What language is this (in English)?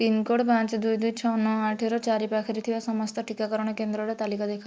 Odia